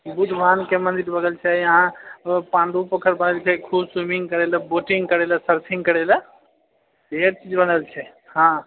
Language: Maithili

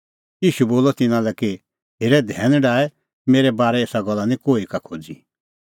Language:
Kullu Pahari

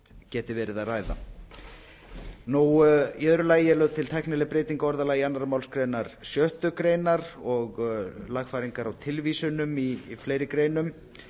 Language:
Icelandic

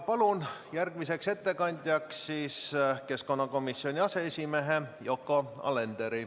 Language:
Estonian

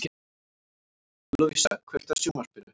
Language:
Icelandic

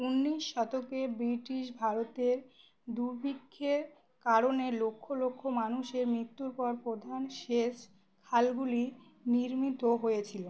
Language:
Bangla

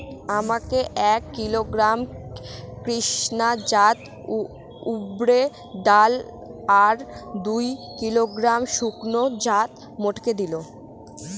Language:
Bangla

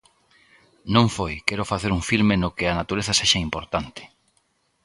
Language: Galician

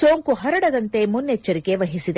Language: Kannada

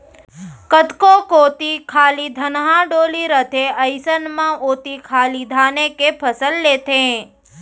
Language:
Chhattisgarhi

